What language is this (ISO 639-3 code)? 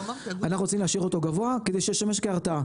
heb